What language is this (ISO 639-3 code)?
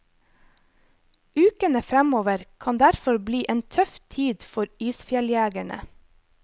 nor